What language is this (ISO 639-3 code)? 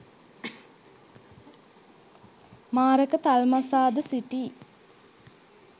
sin